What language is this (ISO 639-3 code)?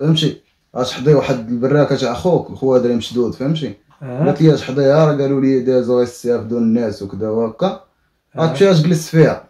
ara